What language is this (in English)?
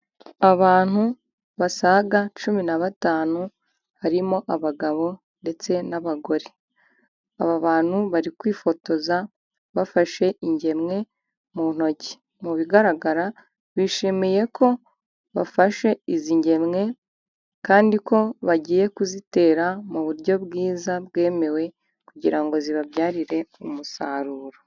Kinyarwanda